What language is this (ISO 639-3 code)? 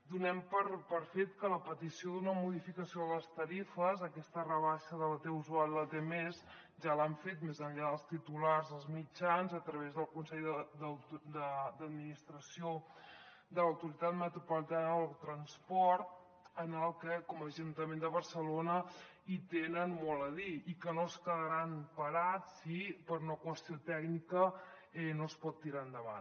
cat